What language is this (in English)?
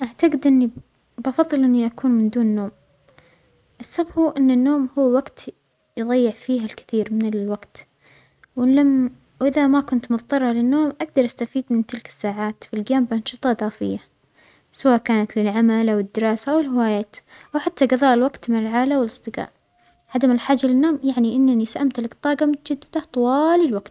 Omani Arabic